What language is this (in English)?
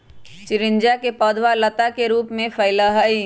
Magahi